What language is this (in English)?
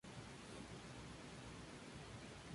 Spanish